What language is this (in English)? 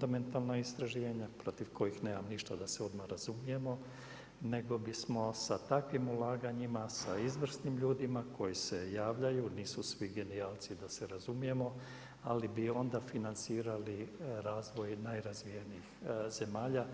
Croatian